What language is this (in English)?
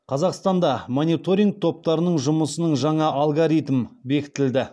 Kazakh